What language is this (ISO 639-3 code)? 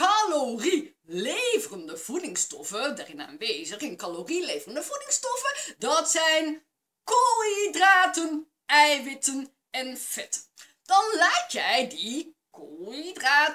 nld